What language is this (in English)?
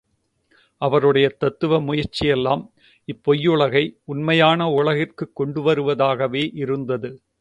Tamil